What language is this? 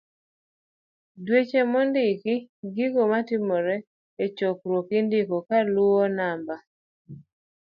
Luo (Kenya and Tanzania)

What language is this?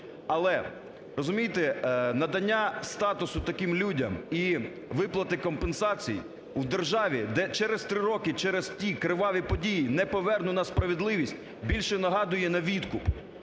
Ukrainian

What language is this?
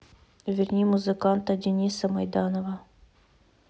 Russian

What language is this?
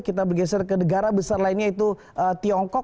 Indonesian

